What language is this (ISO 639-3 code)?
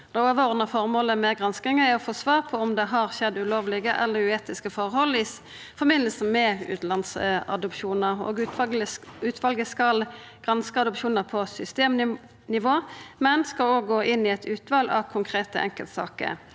nor